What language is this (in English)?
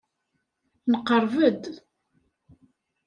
Kabyle